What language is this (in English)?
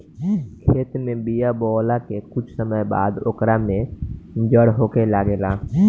Bhojpuri